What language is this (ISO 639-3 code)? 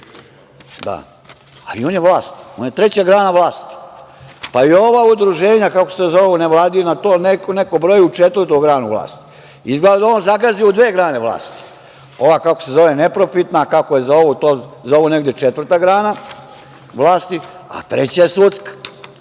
srp